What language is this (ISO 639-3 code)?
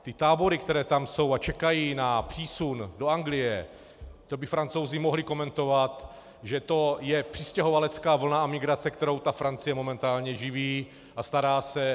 ces